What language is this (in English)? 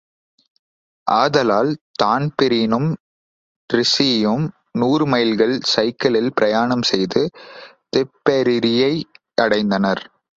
Tamil